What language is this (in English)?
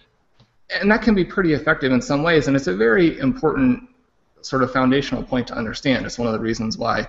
English